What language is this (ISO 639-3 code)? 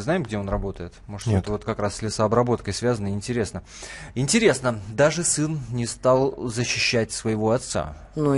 rus